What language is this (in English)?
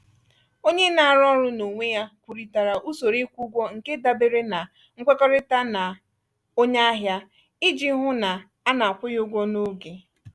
Igbo